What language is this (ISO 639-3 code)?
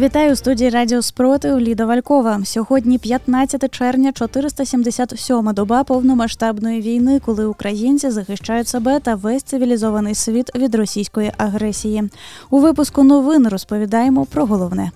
ukr